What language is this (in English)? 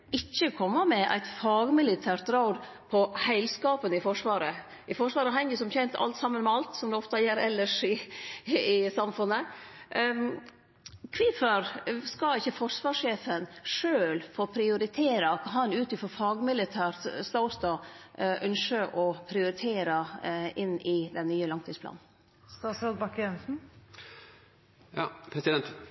Norwegian Nynorsk